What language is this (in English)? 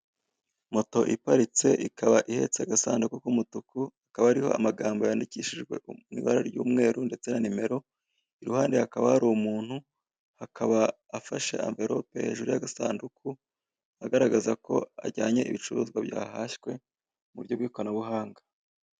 Kinyarwanda